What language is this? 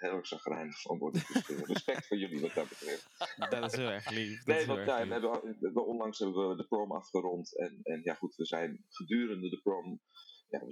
Dutch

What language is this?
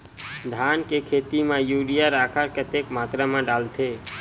Chhattisgarhi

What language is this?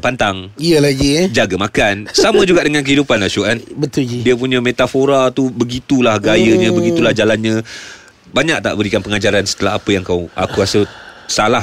Malay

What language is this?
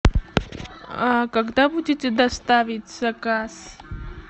Russian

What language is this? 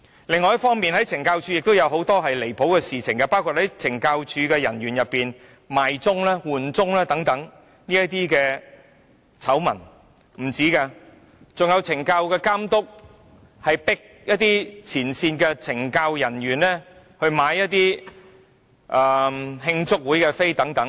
Cantonese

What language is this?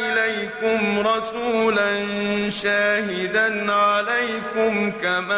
Arabic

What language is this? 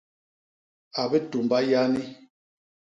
Basaa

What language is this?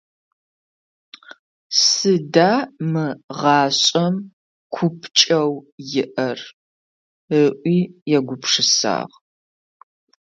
Adyghe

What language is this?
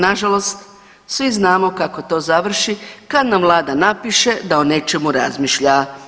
Croatian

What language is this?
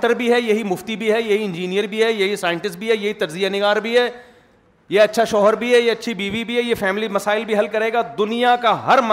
Urdu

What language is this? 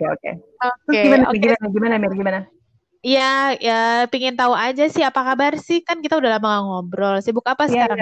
Indonesian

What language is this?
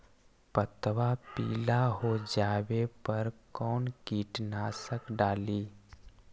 Magahi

